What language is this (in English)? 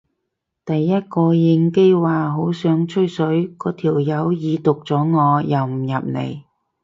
Cantonese